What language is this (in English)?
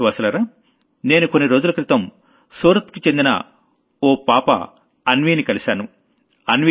Telugu